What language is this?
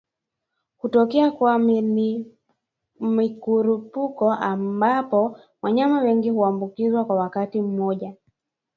Swahili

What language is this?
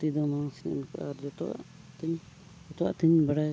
Santali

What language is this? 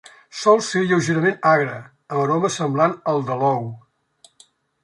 Catalan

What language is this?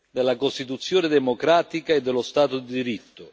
Italian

